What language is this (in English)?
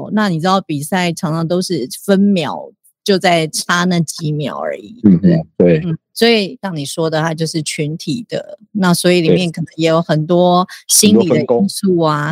Chinese